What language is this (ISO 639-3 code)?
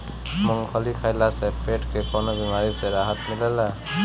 bho